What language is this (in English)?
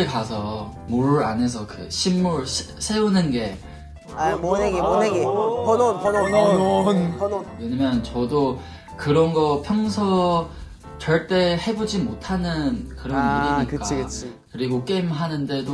Korean